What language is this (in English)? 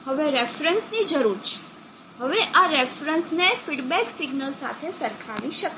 Gujarati